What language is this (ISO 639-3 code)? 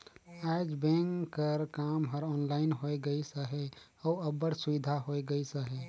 hne